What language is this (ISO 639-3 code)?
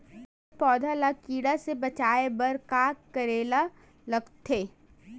hne